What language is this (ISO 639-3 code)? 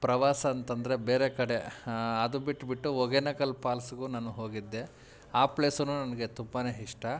kan